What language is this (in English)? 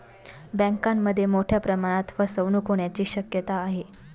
Marathi